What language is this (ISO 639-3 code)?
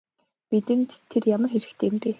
mon